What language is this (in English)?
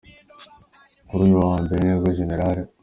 Kinyarwanda